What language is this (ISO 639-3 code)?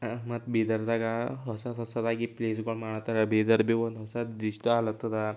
kan